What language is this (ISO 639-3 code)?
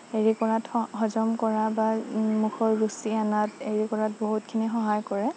asm